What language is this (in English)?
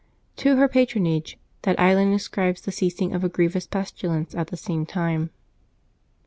English